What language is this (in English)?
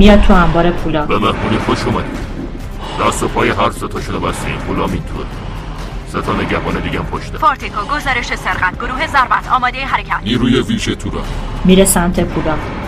Persian